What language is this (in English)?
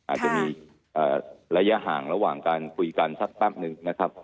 Thai